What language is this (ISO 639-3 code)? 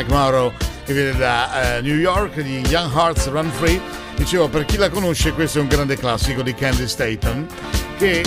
ita